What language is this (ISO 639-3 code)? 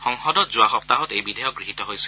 asm